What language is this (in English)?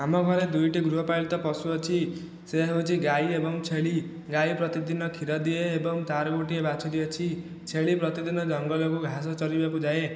Odia